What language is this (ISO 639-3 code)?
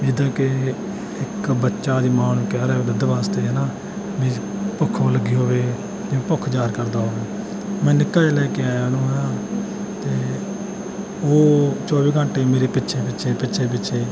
pan